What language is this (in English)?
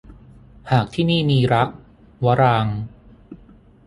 Thai